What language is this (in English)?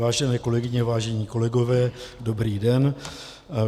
Czech